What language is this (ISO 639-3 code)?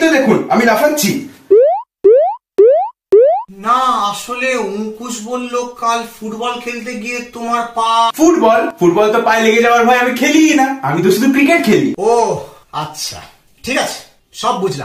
hin